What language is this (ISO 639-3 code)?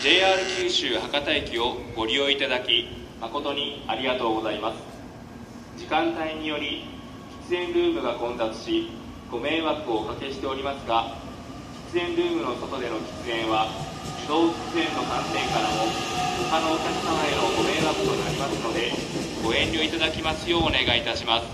jpn